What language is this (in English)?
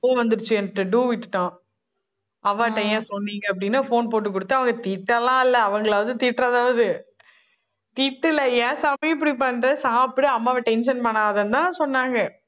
Tamil